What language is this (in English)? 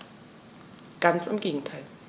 German